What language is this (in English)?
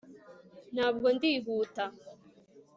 Kinyarwanda